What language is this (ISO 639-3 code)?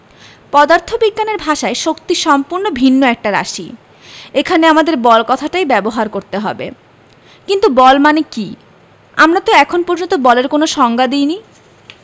ben